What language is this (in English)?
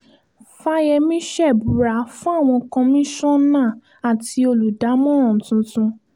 Yoruba